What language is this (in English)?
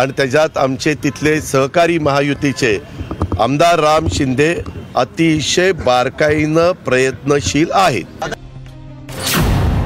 Marathi